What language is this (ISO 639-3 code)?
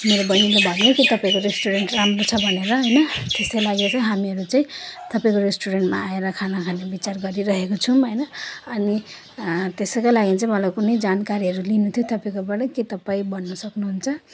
nep